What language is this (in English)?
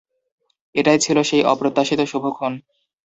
Bangla